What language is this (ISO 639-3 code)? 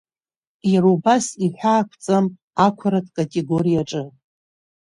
abk